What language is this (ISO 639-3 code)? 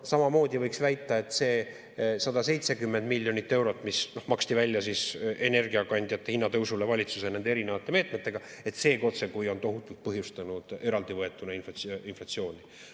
est